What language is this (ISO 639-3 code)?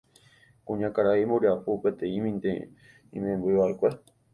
grn